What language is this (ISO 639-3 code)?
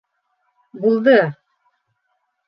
bak